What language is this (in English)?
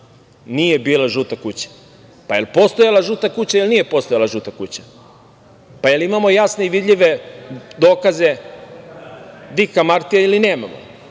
Serbian